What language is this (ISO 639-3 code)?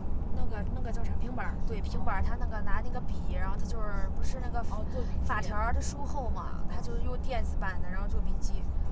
zho